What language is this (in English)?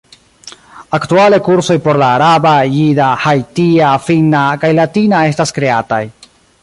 Esperanto